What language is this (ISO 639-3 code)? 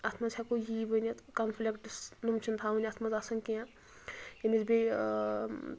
kas